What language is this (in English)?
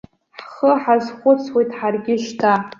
Abkhazian